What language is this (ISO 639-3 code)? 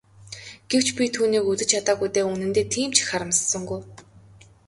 mon